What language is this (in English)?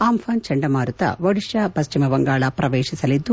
Kannada